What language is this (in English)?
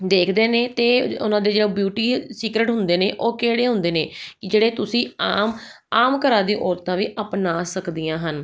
Punjabi